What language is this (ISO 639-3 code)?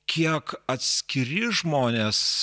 lit